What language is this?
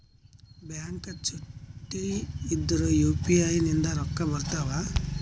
Kannada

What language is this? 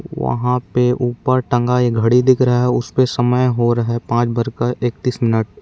Chhattisgarhi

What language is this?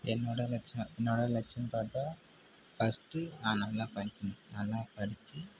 Tamil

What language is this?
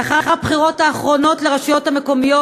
Hebrew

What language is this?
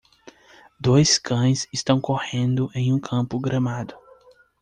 Portuguese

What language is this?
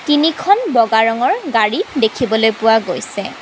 Assamese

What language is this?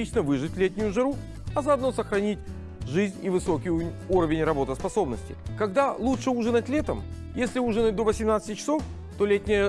Russian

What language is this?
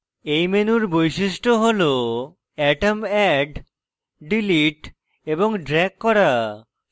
Bangla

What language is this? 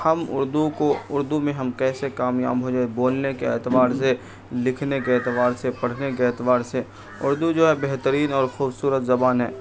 Urdu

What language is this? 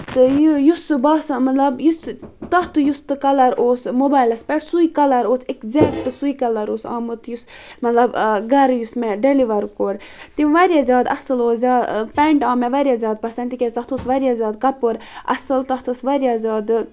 Kashmiri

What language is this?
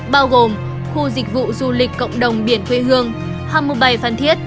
Vietnamese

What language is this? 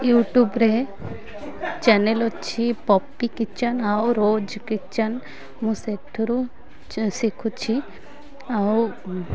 Odia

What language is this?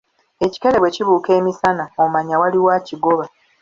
Ganda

